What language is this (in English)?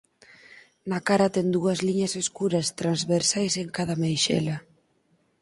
Galician